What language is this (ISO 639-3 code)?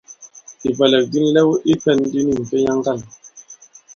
abb